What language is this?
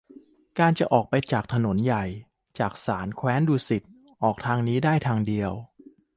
Thai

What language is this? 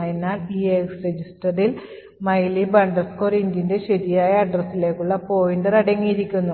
Malayalam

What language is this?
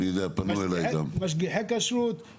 Hebrew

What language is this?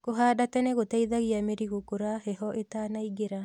Kikuyu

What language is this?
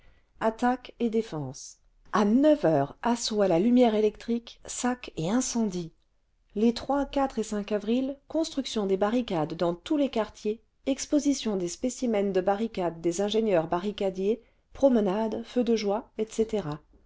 French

